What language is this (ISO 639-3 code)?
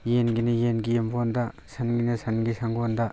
mni